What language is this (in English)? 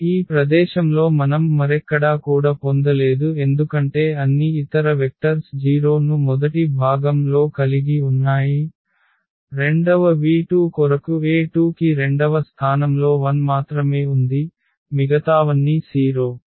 Telugu